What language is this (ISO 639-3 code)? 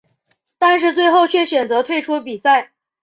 zho